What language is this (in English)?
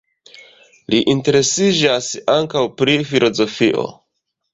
Esperanto